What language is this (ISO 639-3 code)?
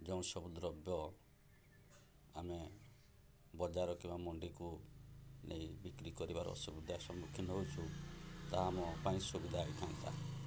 ori